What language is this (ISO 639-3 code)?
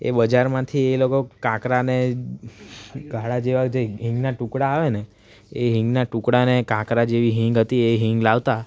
guj